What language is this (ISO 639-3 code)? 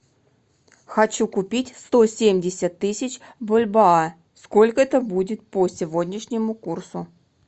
rus